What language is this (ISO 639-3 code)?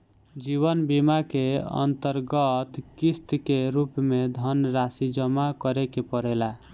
bho